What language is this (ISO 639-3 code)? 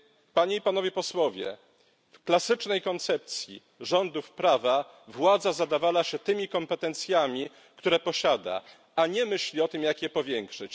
pol